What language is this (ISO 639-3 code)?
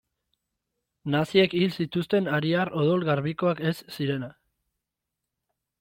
eus